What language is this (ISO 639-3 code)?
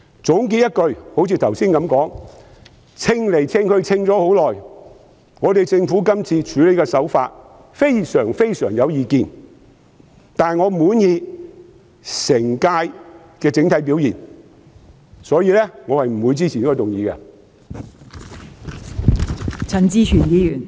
yue